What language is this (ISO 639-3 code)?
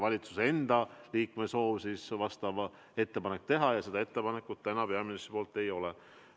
est